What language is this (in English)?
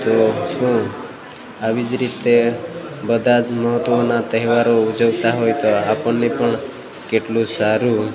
Gujarati